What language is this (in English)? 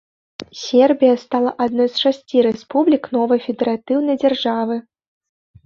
Belarusian